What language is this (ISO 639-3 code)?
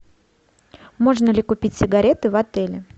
rus